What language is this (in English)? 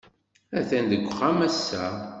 Kabyle